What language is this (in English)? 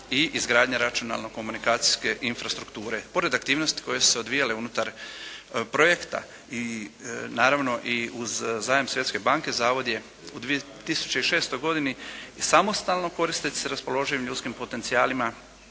Croatian